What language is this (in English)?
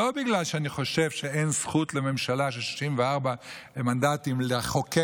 Hebrew